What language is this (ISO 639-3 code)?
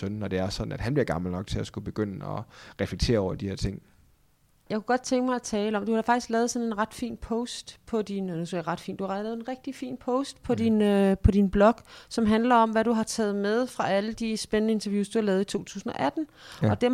dan